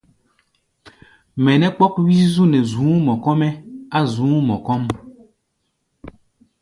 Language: Gbaya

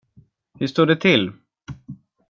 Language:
Swedish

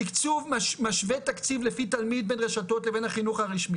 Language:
Hebrew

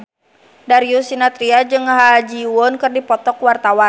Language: Sundanese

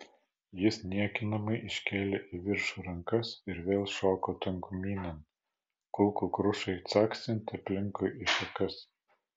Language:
Lithuanian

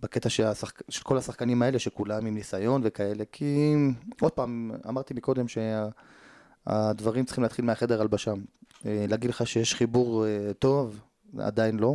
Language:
Hebrew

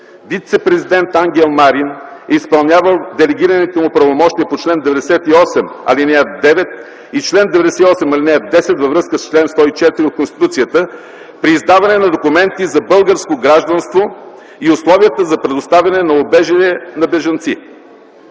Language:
Bulgarian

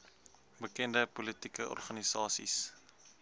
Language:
Afrikaans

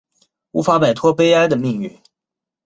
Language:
Chinese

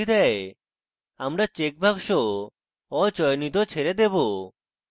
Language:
Bangla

